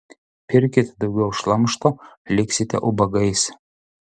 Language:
Lithuanian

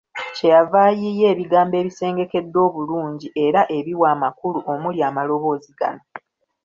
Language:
Ganda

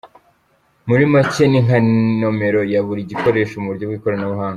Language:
Kinyarwanda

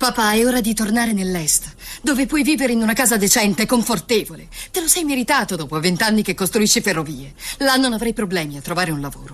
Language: Italian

